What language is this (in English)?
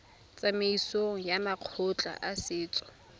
Tswana